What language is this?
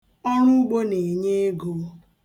Igbo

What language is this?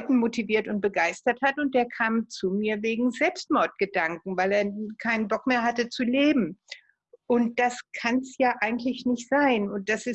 German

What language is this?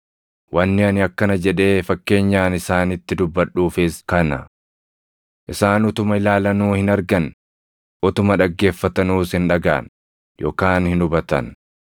Oromo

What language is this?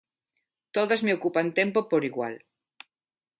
Galician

